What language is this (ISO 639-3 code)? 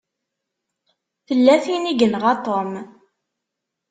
kab